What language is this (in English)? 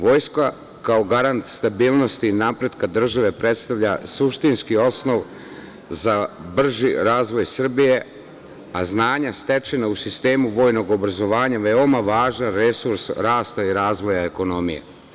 Serbian